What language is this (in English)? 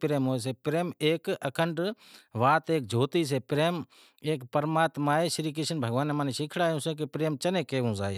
Wadiyara Koli